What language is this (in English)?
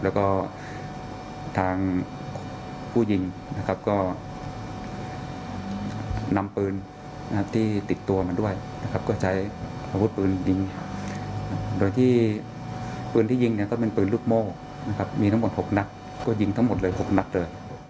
Thai